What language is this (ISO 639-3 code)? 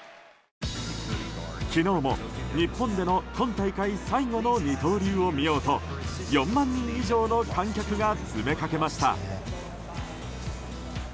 jpn